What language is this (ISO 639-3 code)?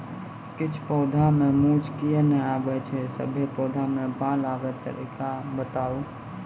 mai